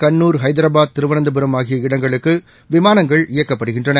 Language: Tamil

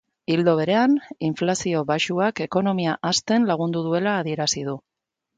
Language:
Basque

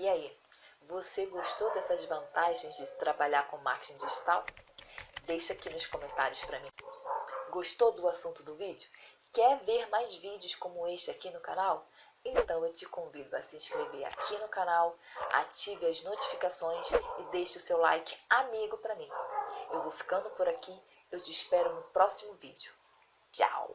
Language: Portuguese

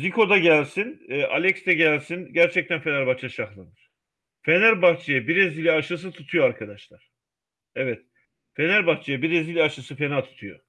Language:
Turkish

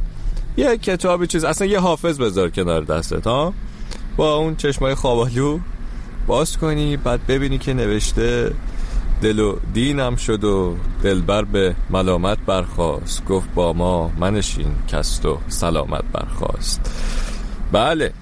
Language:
Persian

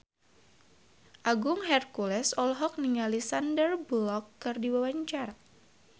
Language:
Sundanese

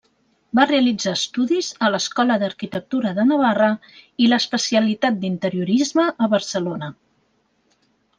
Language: Catalan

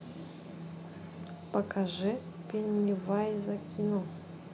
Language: Russian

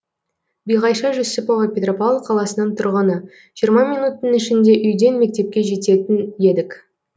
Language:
Kazakh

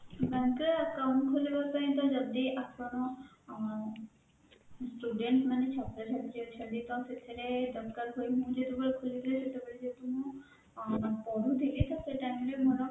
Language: Odia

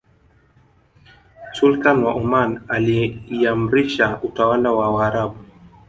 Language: Swahili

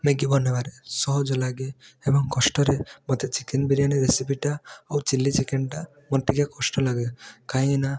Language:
Odia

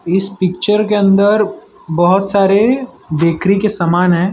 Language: Hindi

